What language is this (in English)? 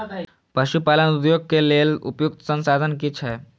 Maithili